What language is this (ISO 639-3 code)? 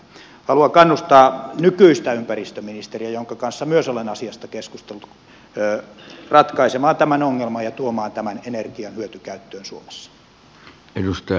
fin